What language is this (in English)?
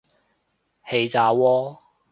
Cantonese